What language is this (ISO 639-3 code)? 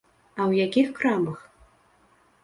bel